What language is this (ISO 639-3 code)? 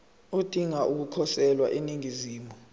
zul